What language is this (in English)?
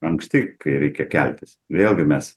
Lithuanian